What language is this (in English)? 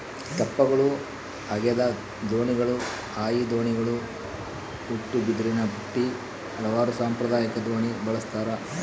Kannada